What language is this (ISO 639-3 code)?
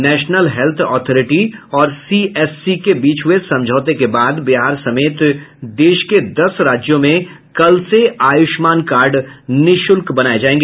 hin